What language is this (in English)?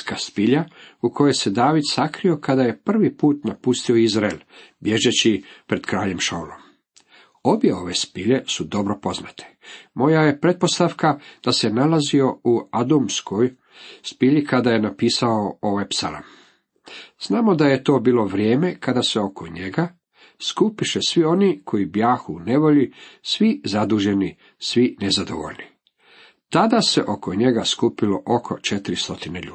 Croatian